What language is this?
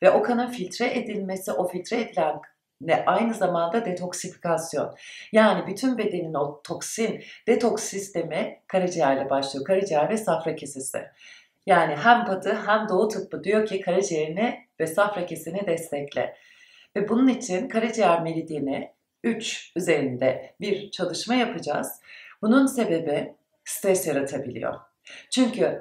Turkish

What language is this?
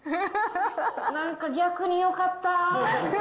Japanese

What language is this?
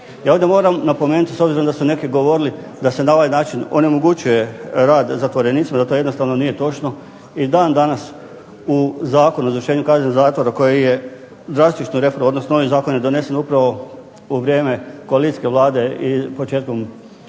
Croatian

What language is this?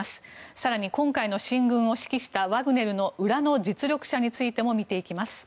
Japanese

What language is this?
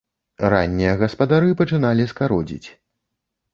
Belarusian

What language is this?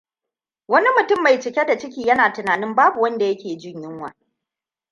Hausa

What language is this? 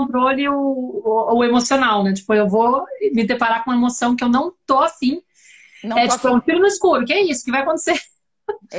Portuguese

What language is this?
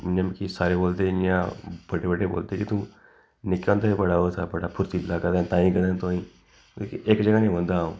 Dogri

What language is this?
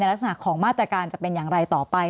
Thai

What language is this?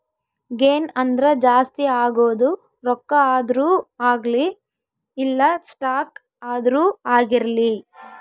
Kannada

